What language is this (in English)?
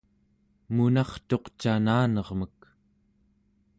Central Yupik